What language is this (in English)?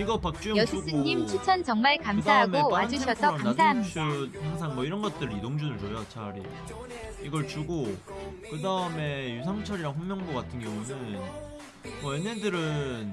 Korean